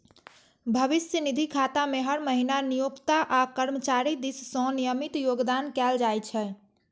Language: Maithili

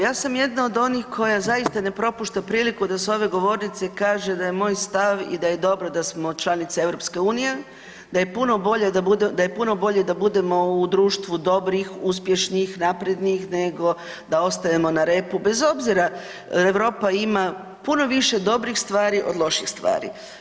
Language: Croatian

